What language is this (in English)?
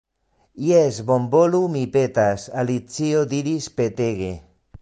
Esperanto